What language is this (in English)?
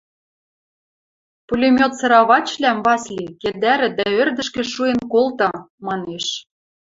Western Mari